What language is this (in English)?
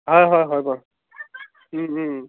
Assamese